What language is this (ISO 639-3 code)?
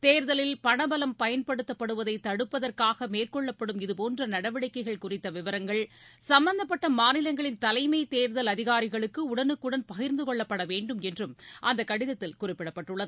tam